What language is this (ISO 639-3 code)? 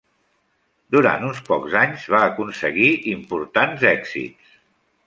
cat